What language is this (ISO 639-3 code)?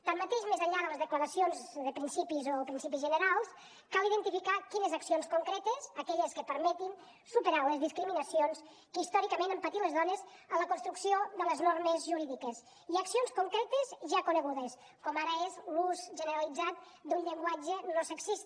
cat